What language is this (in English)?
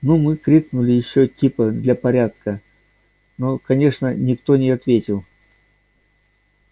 Russian